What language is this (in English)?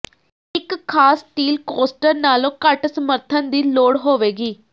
Punjabi